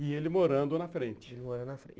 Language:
Portuguese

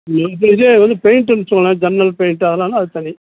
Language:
Tamil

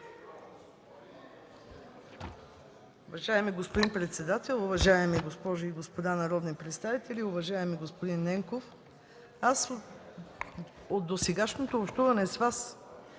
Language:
Bulgarian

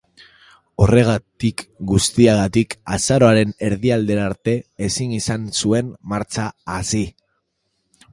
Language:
Basque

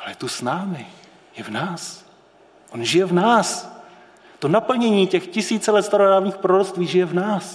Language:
Czech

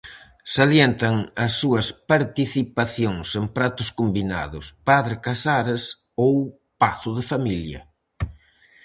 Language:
Galician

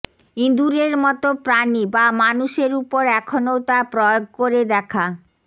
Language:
Bangla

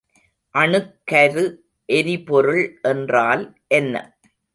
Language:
Tamil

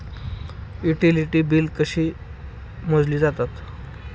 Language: Marathi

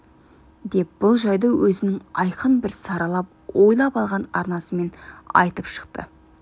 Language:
Kazakh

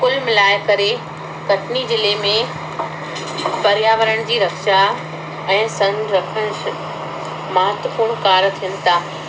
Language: Sindhi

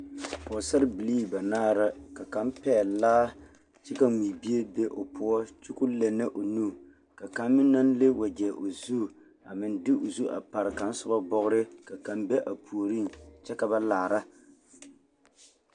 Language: Southern Dagaare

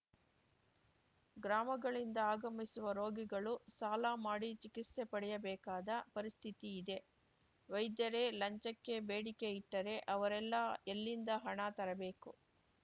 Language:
Kannada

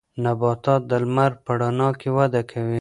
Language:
Pashto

